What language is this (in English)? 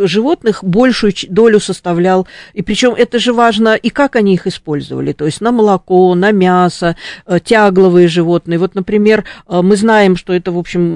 Russian